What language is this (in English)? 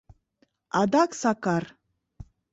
Mari